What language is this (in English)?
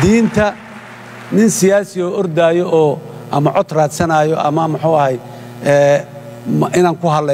Arabic